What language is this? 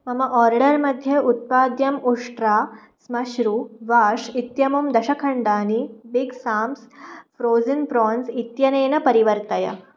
Sanskrit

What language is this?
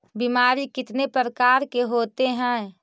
Magahi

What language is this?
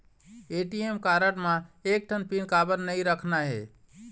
Chhattisgarhi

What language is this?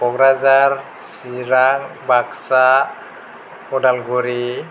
Bodo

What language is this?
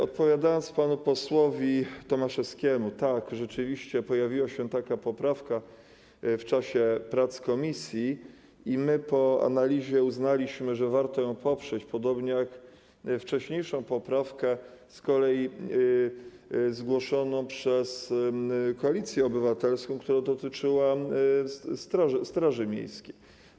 Polish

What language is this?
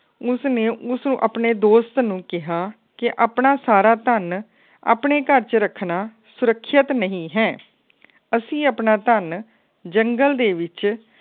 Punjabi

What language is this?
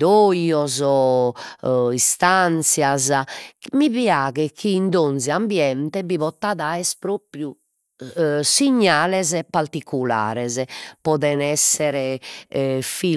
Sardinian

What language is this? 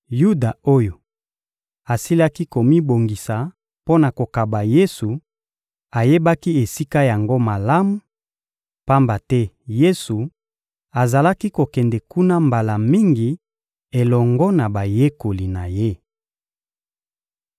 Lingala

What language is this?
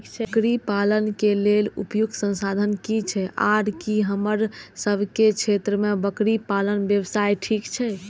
Maithili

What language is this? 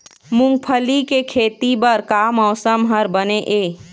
Chhattisgarhi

